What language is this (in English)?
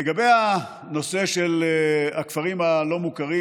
Hebrew